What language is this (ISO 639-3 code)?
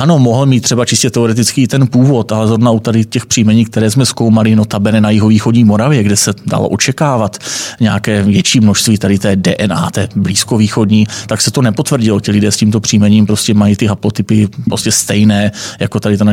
ces